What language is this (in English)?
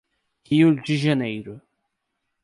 Portuguese